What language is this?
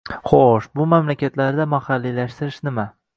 Uzbek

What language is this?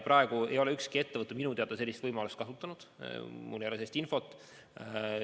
Estonian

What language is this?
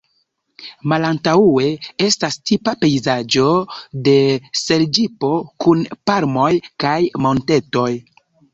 Esperanto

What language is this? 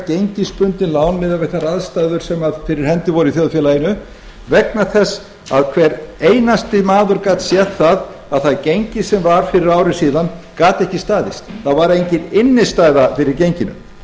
Icelandic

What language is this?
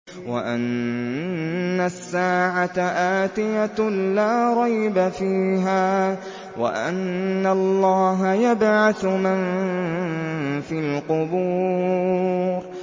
Arabic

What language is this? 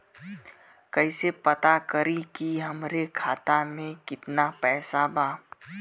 Bhojpuri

